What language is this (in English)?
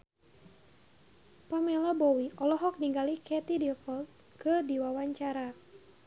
Sundanese